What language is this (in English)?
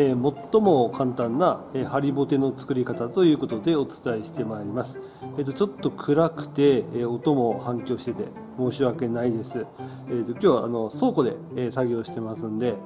Japanese